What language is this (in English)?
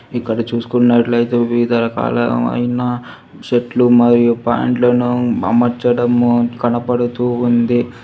Telugu